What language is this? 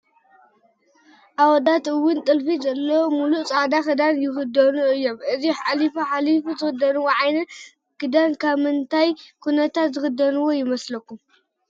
Tigrinya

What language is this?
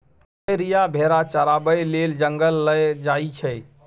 Maithili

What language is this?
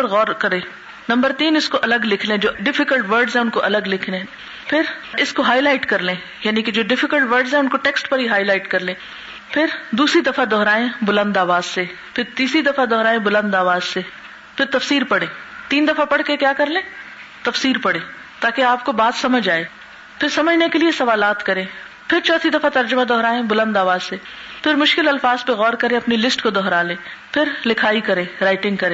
Urdu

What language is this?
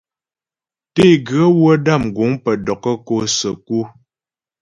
Ghomala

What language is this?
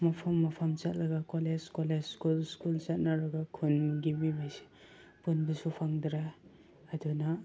Manipuri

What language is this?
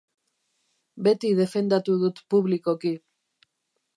Basque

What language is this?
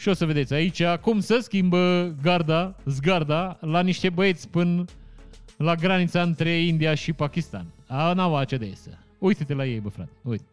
Romanian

